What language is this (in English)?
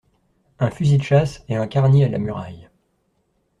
French